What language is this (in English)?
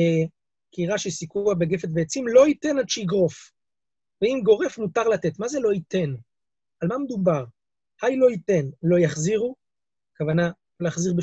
Hebrew